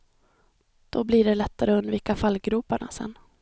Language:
Swedish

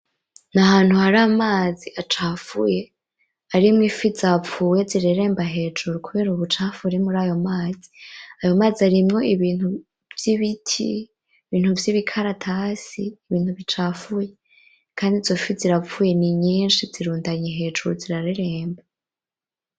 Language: Rundi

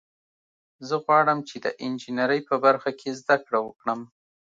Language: Pashto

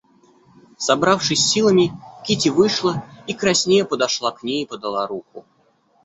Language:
Russian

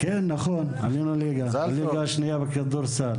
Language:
Hebrew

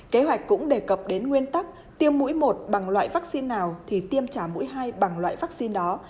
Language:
Vietnamese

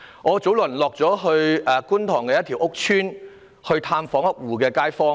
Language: Cantonese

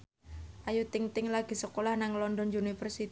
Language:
Javanese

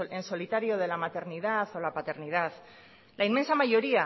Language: Spanish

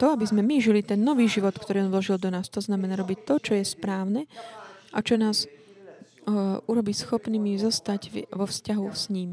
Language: Slovak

